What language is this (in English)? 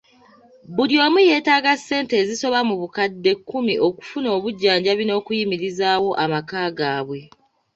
Ganda